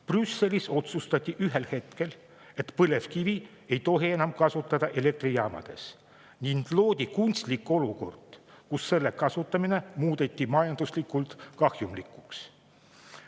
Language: Estonian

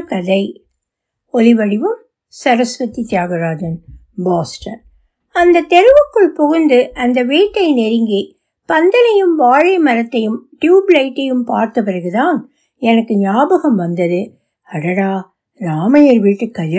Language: Tamil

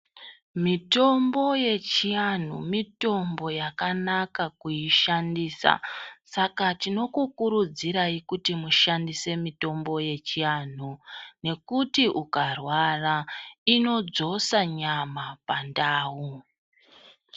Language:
Ndau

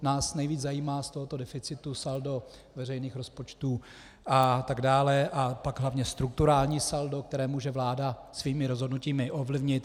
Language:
Czech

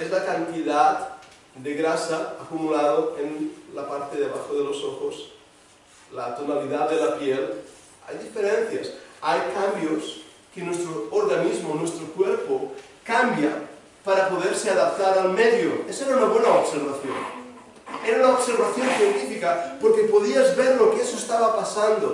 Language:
Spanish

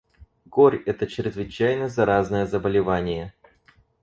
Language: Russian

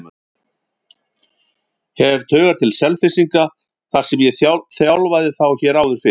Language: Icelandic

